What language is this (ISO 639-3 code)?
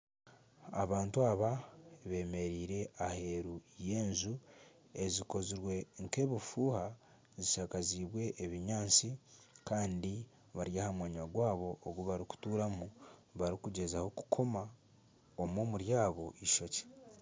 nyn